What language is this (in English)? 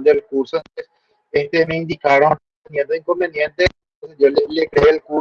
Spanish